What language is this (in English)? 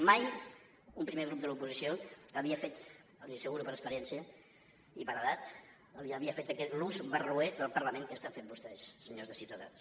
Catalan